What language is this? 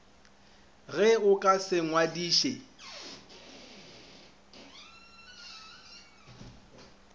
Northern Sotho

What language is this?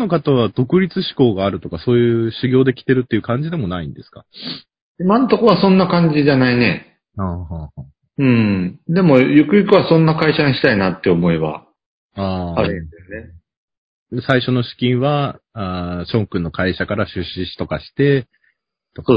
Japanese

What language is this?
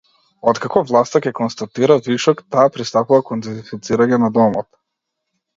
Macedonian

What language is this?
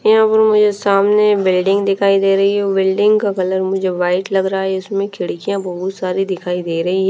Hindi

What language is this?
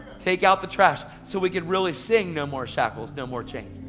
English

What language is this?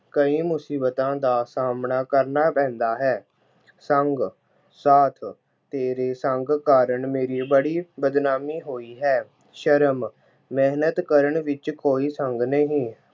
Punjabi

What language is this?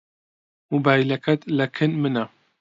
Central Kurdish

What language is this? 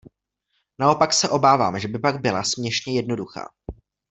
Czech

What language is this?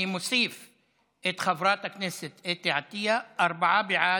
Hebrew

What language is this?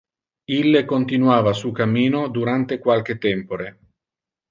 Interlingua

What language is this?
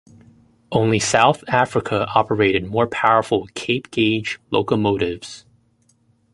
English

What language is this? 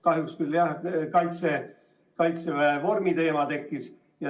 Estonian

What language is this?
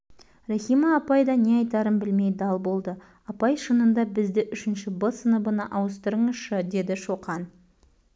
Kazakh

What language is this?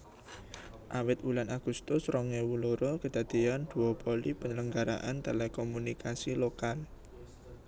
Javanese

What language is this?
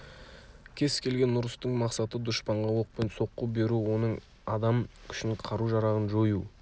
Kazakh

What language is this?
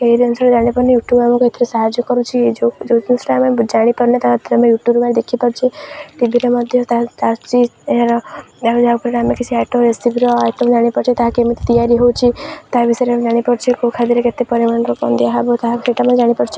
Odia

